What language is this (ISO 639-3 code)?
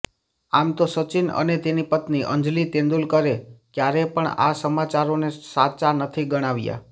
guj